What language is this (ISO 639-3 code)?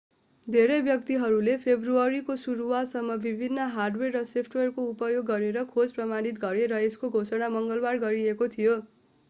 nep